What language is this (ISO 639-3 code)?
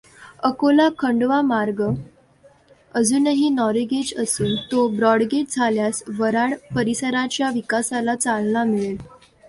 mar